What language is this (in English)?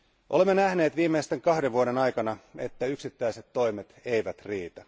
Finnish